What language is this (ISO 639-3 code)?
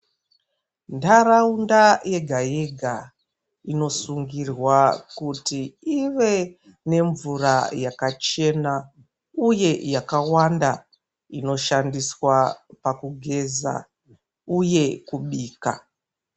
ndc